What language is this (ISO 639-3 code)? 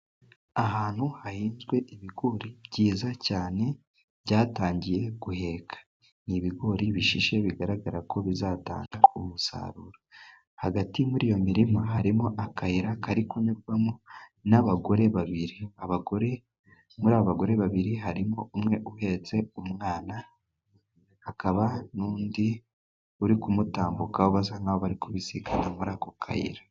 kin